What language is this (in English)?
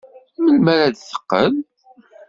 Kabyle